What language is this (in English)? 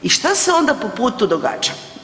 Croatian